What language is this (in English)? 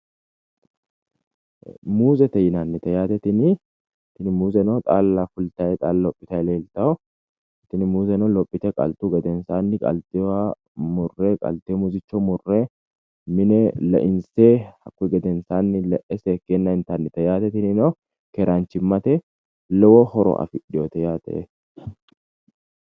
Sidamo